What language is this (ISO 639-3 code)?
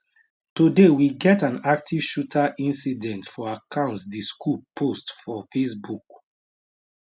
pcm